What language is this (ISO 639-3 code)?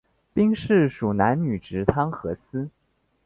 zho